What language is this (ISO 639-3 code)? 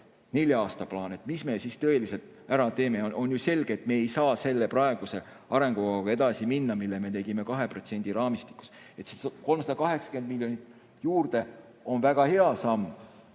est